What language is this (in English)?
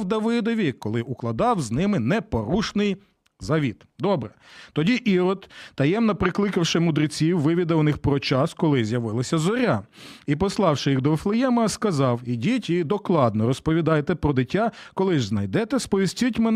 Ukrainian